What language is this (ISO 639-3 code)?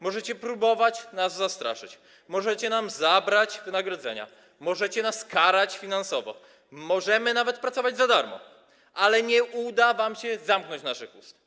pol